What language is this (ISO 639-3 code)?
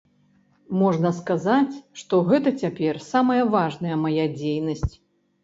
bel